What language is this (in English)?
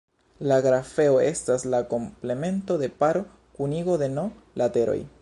Esperanto